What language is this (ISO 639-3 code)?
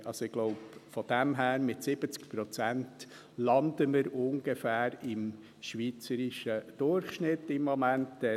gsw